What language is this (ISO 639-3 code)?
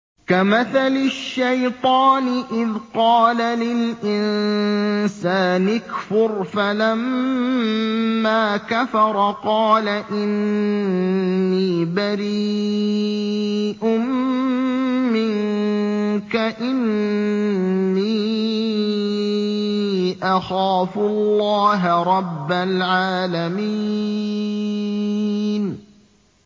ara